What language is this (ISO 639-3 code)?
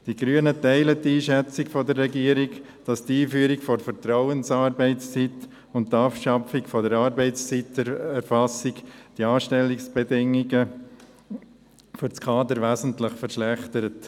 gsw